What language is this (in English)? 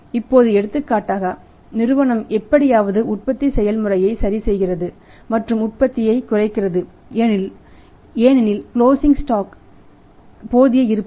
Tamil